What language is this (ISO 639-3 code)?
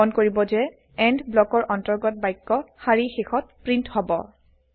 asm